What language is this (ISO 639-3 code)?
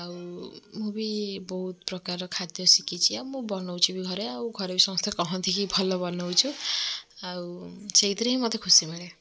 ori